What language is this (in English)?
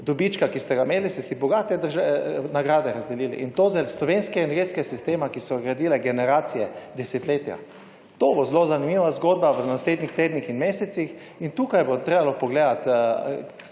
Slovenian